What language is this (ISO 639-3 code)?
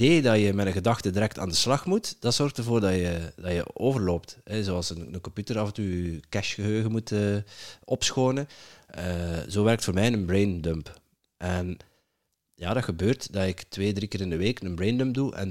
nld